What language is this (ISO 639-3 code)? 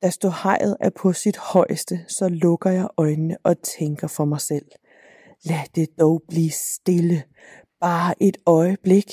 dan